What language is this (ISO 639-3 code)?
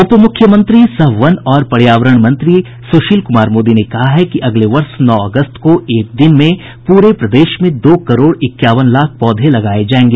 hin